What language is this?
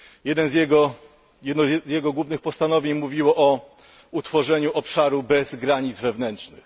Polish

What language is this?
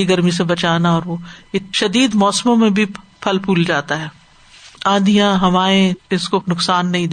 Urdu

